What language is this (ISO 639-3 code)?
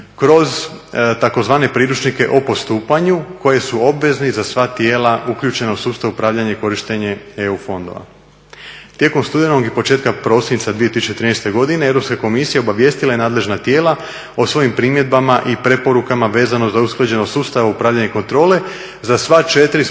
hrv